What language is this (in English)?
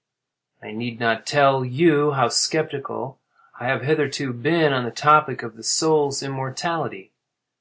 English